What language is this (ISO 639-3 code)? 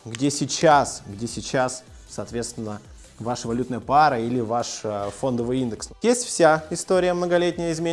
rus